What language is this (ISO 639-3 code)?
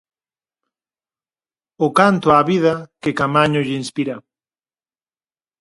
glg